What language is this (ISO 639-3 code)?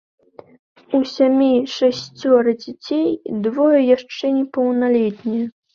bel